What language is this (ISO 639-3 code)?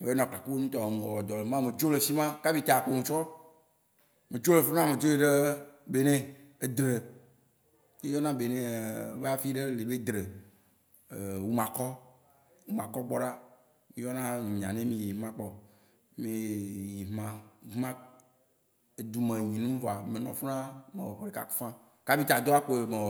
wci